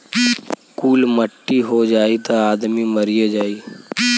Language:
Bhojpuri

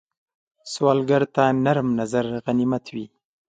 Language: Pashto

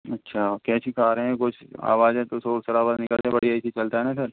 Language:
Hindi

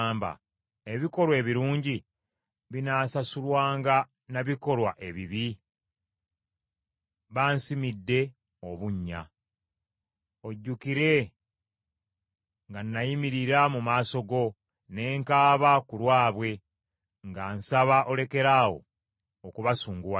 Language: Ganda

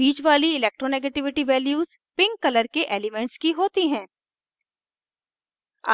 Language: Hindi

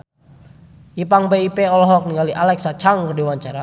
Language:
Sundanese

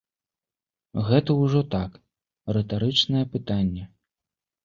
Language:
Belarusian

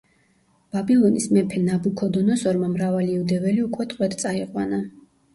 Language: Georgian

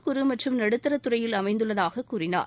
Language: Tamil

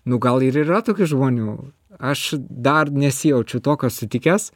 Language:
Lithuanian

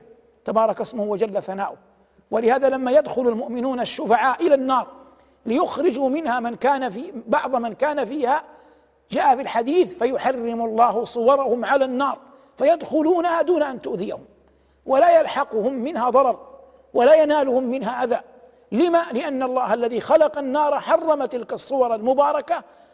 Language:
Arabic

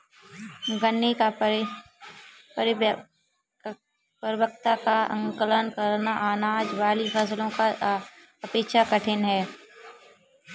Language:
Hindi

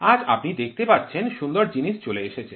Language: Bangla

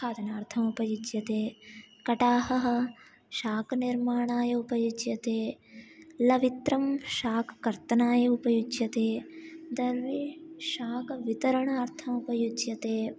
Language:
Sanskrit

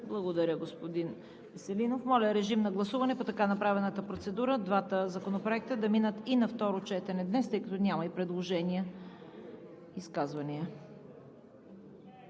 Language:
Bulgarian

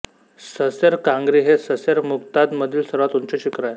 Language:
Marathi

